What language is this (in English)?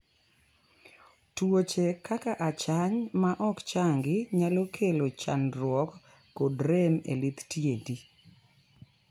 Luo (Kenya and Tanzania)